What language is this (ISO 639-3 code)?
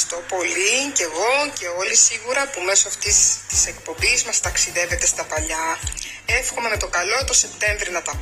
ell